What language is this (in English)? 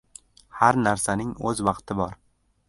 Uzbek